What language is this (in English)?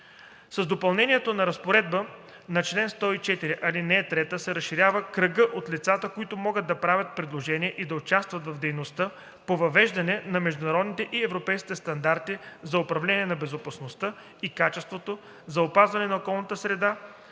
Bulgarian